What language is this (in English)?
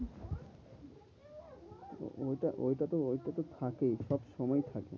Bangla